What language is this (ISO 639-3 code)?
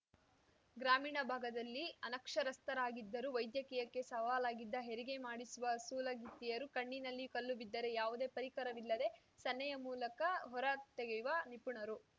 kan